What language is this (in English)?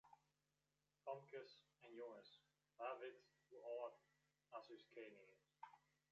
Western Frisian